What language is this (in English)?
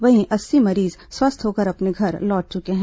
Hindi